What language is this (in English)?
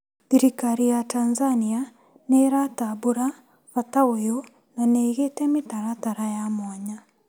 Kikuyu